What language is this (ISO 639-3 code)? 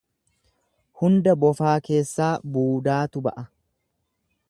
orm